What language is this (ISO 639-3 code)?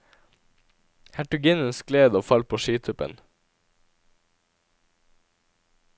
nor